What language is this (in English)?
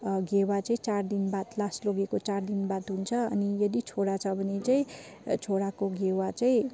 Nepali